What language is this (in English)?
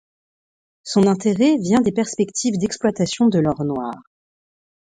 French